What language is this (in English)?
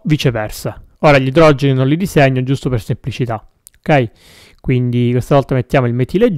Italian